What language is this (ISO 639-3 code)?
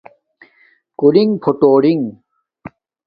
dmk